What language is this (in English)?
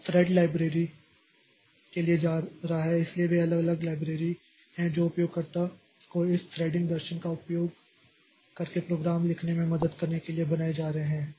Hindi